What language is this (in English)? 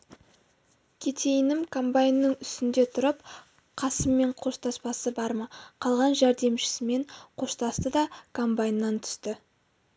Kazakh